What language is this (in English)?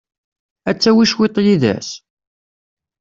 Kabyle